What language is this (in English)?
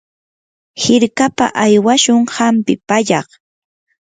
Yanahuanca Pasco Quechua